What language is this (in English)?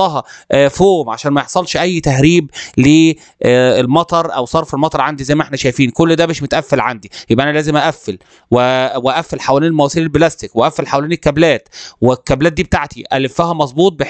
Arabic